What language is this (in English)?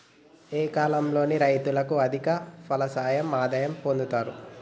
Telugu